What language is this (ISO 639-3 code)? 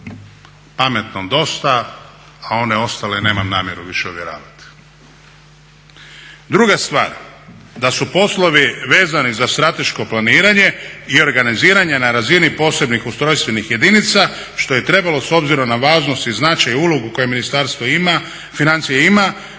hrv